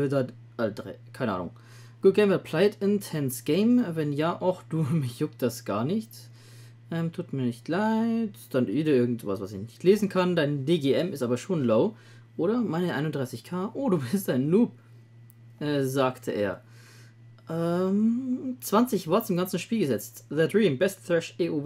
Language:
German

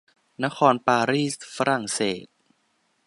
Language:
Thai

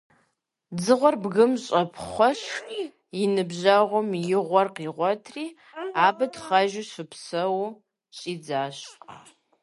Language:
Kabardian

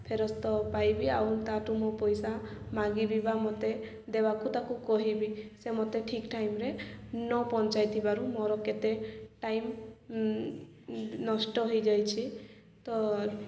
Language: Odia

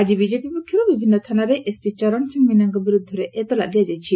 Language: Odia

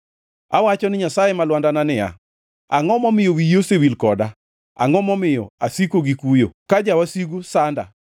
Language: Luo (Kenya and Tanzania)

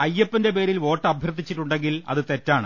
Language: Malayalam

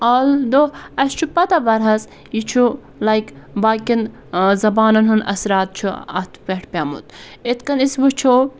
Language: Kashmiri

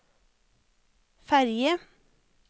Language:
Norwegian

